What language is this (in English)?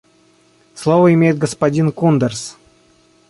Russian